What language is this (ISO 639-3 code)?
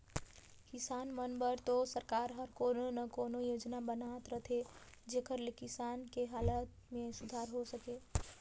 hne